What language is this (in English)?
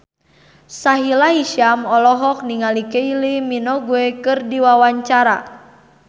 Sundanese